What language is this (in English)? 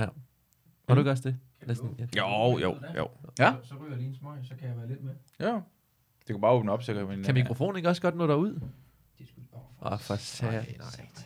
Danish